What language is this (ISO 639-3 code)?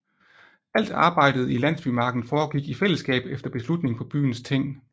dan